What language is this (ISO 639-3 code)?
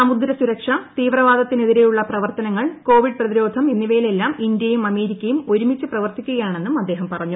mal